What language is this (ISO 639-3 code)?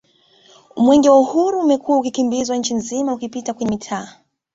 swa